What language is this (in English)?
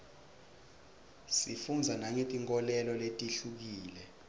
Swati